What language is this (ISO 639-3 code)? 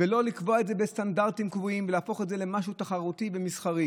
heb